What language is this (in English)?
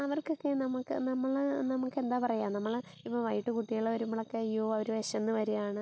Malayalam